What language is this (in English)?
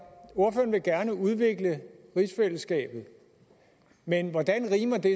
Danish